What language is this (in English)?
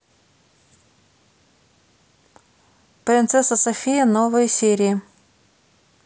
Russian